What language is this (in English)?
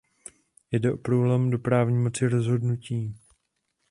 Czech